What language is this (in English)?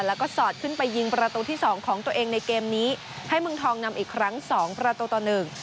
Thai